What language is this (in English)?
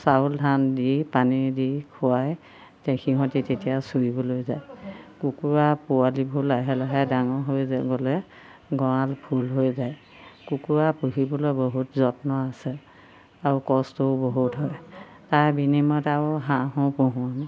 Assamese